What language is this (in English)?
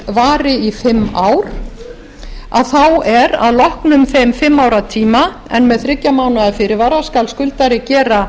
Icelandic